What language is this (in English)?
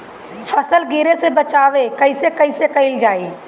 Bhojpuri